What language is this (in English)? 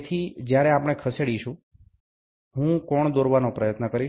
Gujarati